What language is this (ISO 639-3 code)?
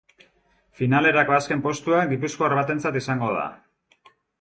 eus